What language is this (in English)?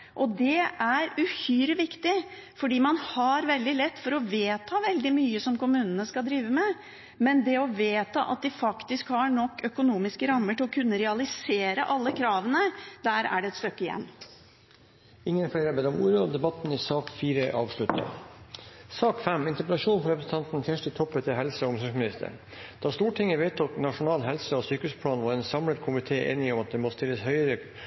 Norwegian